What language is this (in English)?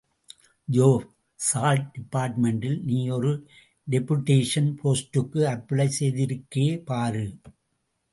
Tamil